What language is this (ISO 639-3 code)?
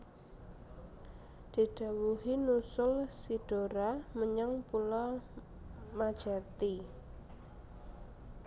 jav